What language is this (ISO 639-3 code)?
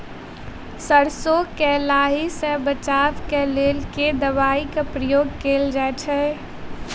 mai